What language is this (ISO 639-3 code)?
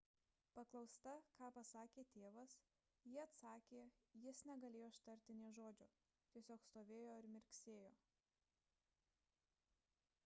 lit